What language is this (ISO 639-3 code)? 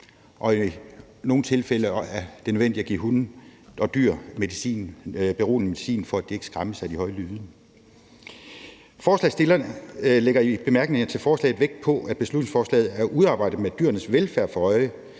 dan